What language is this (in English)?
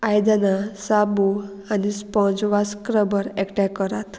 Konkani